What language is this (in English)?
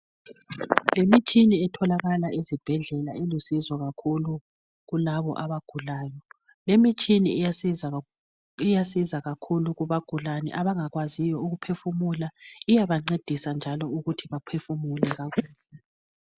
North Ndebele